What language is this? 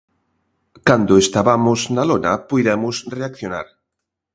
Galician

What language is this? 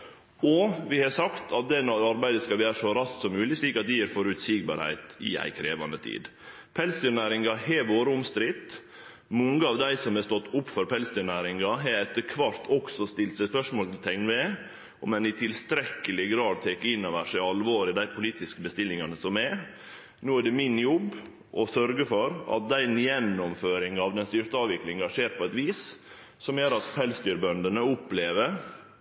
Norwegian Nynorsk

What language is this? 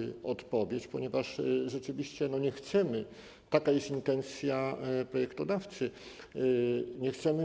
Polish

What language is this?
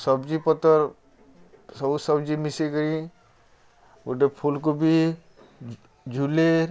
Odia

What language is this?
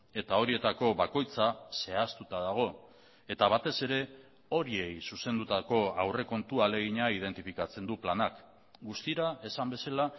Basque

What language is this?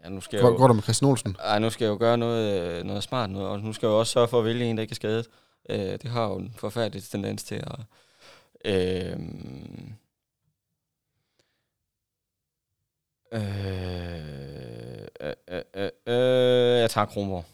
Danish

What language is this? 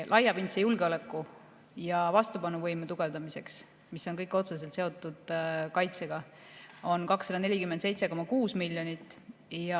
Estonian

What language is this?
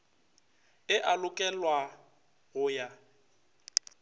Northern Sotho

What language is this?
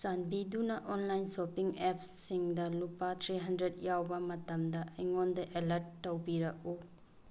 Manipuri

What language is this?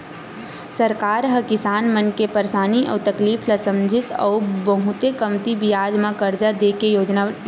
Chhattisgarhi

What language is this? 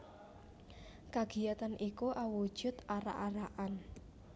Javanese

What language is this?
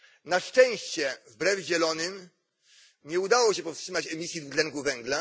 Polish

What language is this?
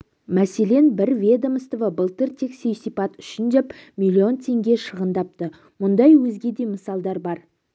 Kazakh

